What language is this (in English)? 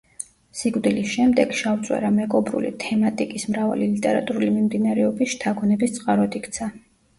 Georgian